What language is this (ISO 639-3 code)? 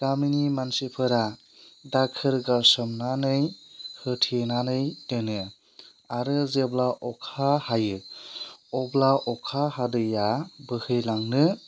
brx